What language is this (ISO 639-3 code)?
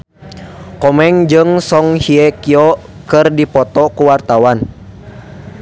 sun